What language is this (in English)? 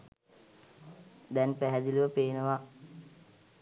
Sinhala